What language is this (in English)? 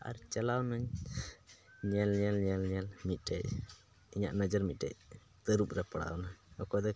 Santali